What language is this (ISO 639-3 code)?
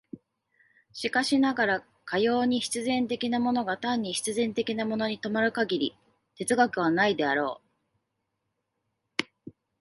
jpn